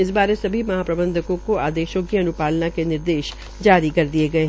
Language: Hindi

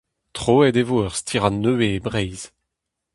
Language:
Breton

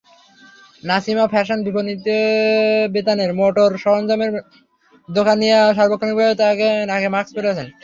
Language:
Bangla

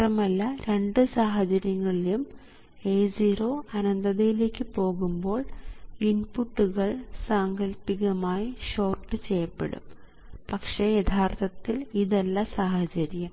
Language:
Malayalam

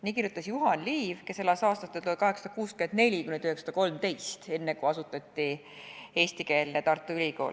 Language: Estonian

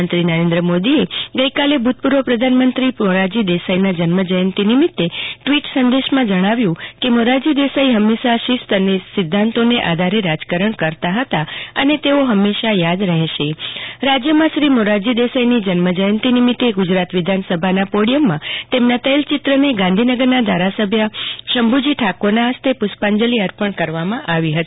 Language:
Gujarati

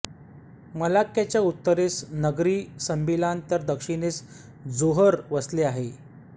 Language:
Marathi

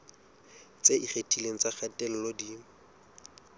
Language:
Southern Sotho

